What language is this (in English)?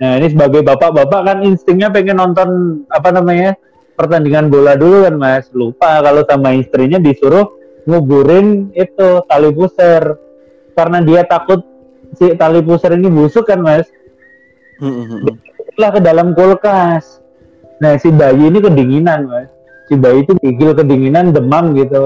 Indonesian